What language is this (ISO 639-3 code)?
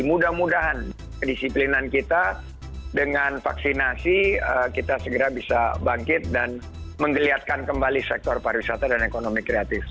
ind